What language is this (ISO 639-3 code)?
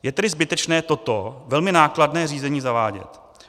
ces